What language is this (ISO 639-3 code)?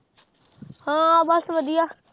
pan